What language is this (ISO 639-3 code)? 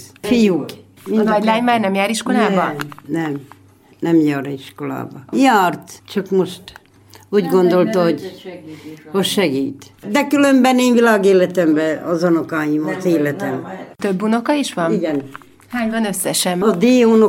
hun